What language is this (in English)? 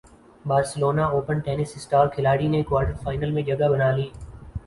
Urdu